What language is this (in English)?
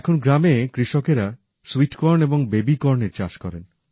Bangla